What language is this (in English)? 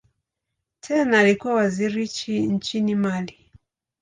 Swahili